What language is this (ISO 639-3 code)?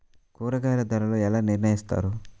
tel